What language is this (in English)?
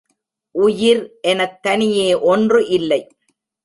Tamil